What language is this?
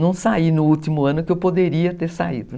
Portuguese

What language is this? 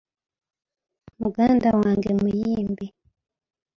Ganda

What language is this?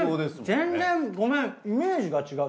Japanese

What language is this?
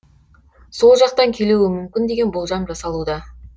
Kazakh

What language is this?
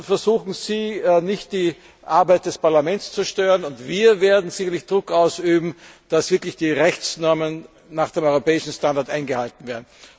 German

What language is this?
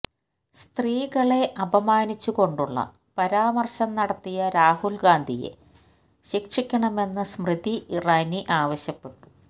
Malayalam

